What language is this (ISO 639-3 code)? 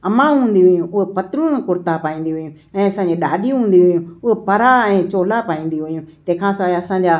snd